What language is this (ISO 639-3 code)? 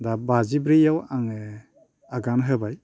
brx